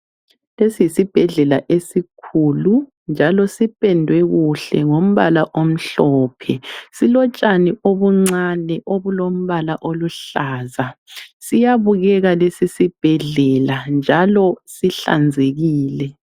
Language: North Ndebele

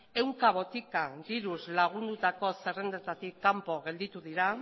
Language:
Basque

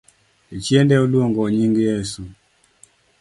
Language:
Luo (Kenya and Tanzania)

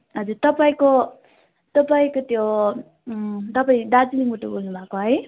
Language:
Nepali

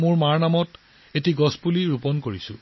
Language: Assamese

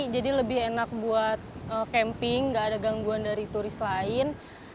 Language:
Indonesian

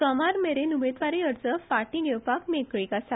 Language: Konkani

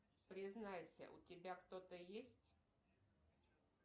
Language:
Russian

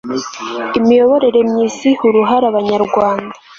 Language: Kinyarwanda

